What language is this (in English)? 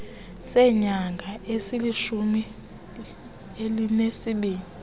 Xhosa